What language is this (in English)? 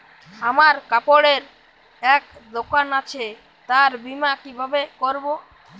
Bangla